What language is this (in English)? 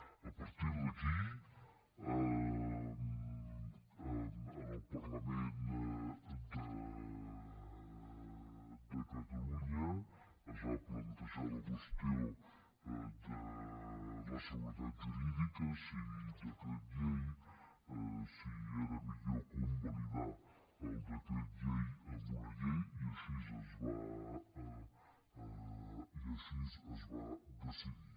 Catalan